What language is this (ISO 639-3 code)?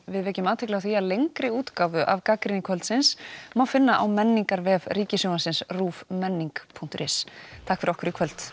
isl